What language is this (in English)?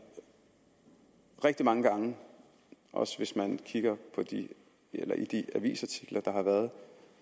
Danish